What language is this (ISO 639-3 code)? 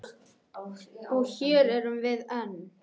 isl